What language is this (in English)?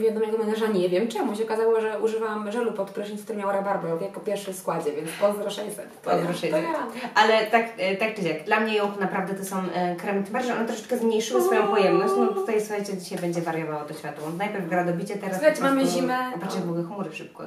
Polish